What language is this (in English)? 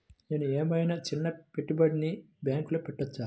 Telugu